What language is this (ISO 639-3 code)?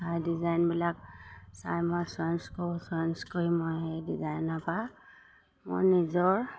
asm